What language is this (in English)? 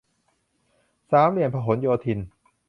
Thai